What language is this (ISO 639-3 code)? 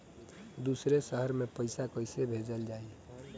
bho